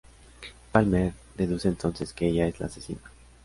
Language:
Spanish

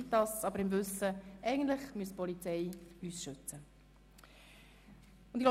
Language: Swiss German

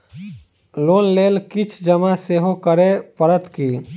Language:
Maithili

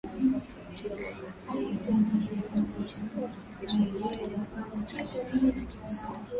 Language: Swahili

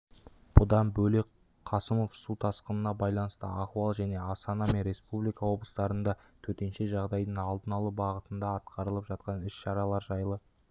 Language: Kazakh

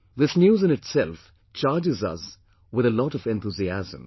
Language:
English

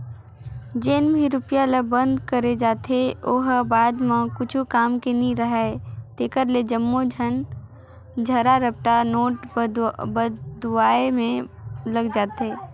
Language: Chhattisgarhi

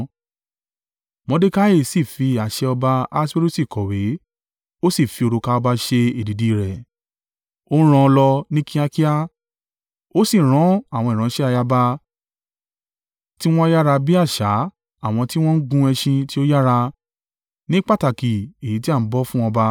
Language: Yoruba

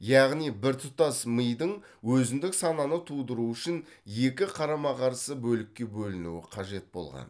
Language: Kazakh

